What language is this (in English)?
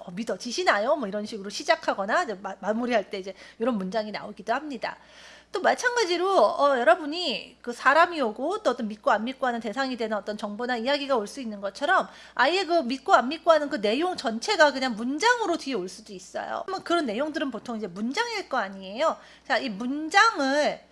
Korean